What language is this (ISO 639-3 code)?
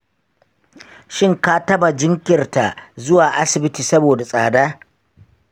hau